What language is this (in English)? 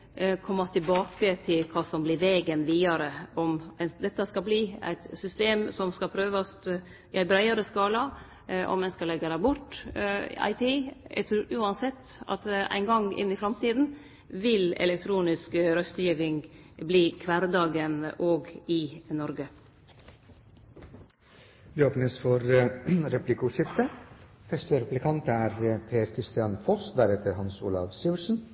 Norwegian